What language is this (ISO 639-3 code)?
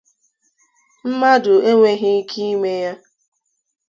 ibo